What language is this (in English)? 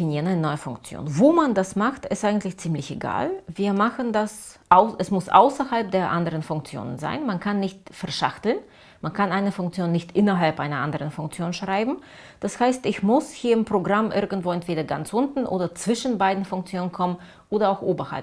German